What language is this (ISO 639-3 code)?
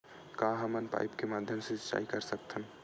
hne